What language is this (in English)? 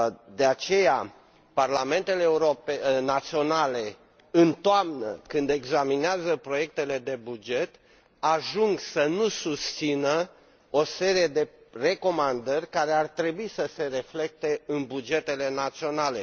Romanian